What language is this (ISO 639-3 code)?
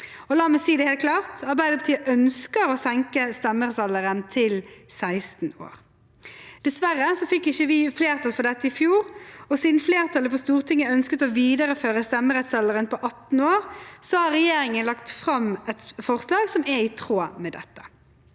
nor